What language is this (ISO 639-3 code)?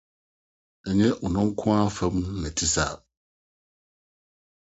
aka